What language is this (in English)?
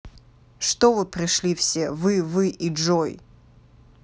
Russian